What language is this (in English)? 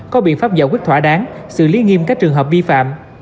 Vietnamese